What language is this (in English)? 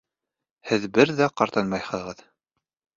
Bashkir